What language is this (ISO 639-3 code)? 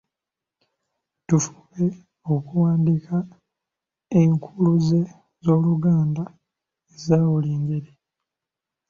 lug